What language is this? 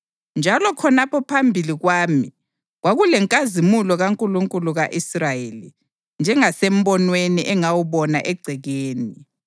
North Ndebele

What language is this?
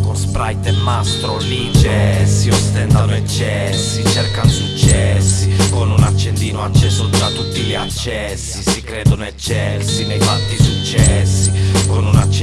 Italian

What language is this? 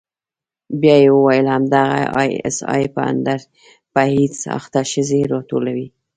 Pashto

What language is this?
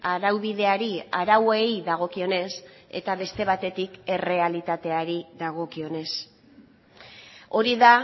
Basque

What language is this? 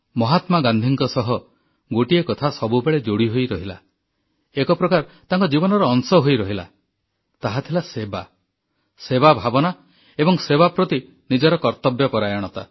Odia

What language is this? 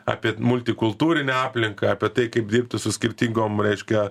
Lithuanian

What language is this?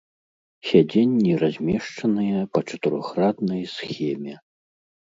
Belarusian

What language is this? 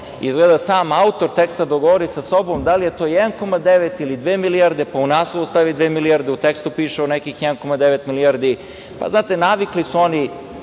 Serbian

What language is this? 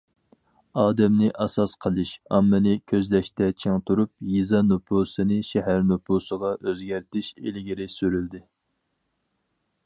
Uyghur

